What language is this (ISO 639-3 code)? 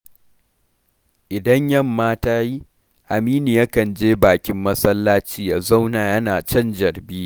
hau